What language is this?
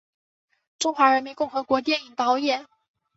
Chinese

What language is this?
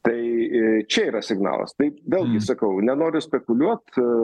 Lithuanian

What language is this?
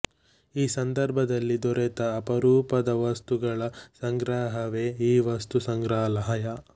Kannada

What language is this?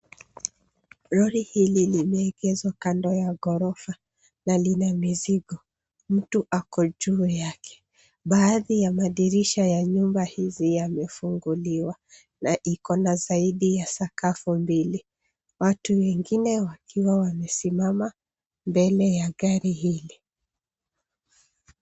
Swahili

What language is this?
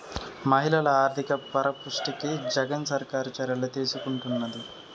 Telugu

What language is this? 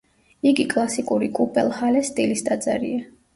Georgian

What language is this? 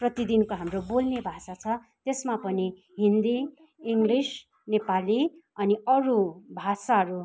Nepali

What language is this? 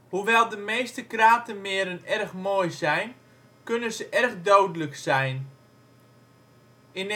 Dutch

